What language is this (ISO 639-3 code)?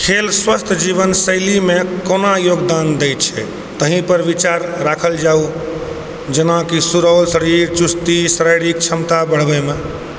mai